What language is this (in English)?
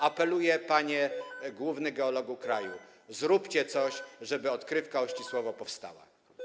Polish